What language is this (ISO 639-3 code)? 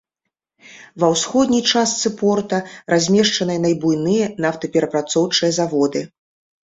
bel